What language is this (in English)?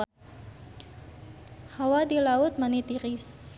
Sundanese